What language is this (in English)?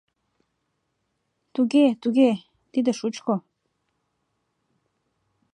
Mari